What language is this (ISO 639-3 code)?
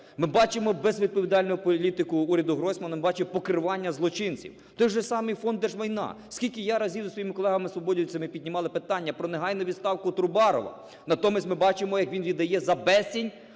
ukr